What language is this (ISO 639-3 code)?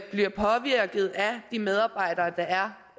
dan